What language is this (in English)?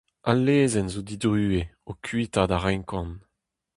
Breton